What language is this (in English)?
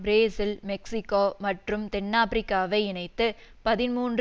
Tamil